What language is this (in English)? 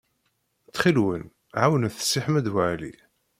Kabyle